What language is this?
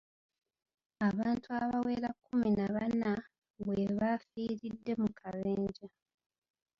Ganda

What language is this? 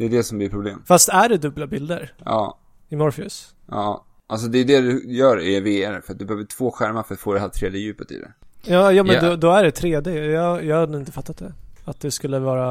Swedish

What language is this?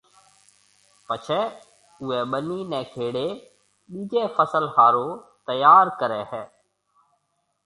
Marwari (Pakistan)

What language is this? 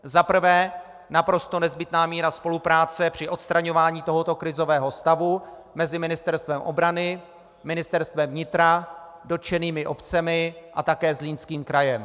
Czech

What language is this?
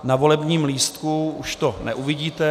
Czech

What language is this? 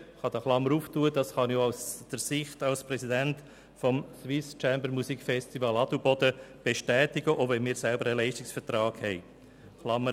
Swiss German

